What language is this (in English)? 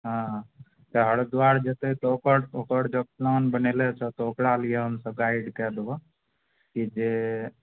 Maithili